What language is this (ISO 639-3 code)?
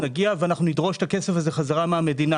heb